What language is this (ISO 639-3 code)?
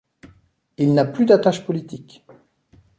fra